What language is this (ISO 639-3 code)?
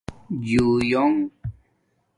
dmk